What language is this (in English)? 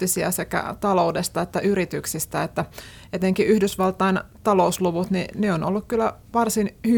Finnish